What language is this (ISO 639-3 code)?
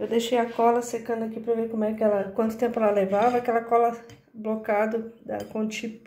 por